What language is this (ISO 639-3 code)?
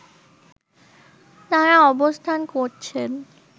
ben